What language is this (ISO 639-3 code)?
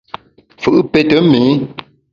bax